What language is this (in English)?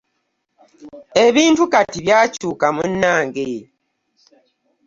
Ganda